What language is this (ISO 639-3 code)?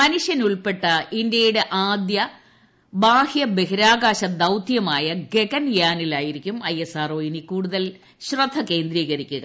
mal